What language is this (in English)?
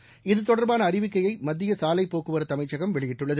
Tamil